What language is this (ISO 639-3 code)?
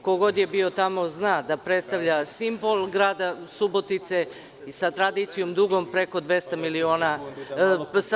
srp